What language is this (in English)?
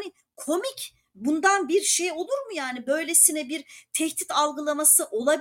Turkish